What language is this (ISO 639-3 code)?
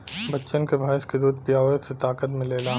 bho